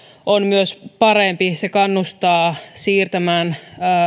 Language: Finnish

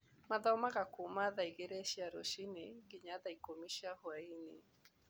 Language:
Kikuyu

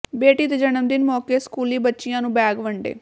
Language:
Punjabi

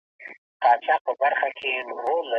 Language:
Pashto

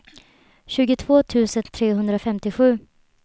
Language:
Swedish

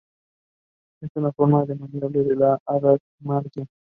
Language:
Spanish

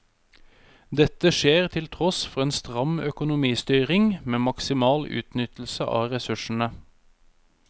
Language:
Norwegian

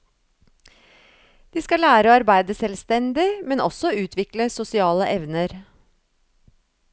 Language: Norwegian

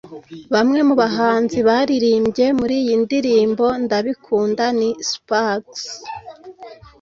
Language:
Kinyarwanda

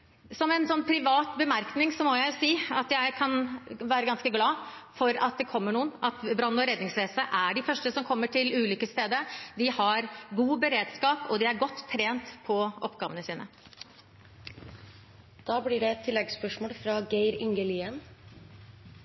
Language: Norwegian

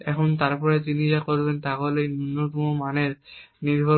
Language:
Bangla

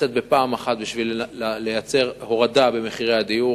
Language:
Hebrew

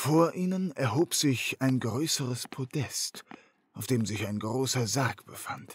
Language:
German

